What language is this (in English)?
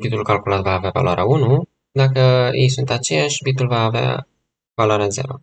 Romanian